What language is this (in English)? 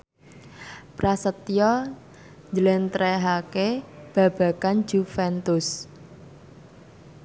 Javanese